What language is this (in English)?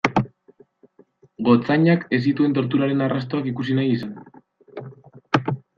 Basque